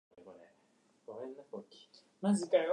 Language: Japanese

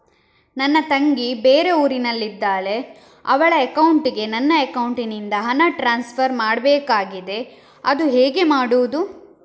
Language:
Kannada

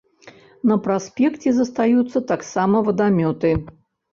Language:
Belarusian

